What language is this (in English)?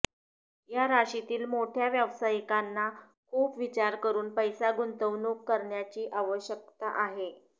Marathi